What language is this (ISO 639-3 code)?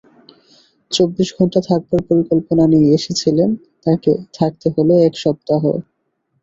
ben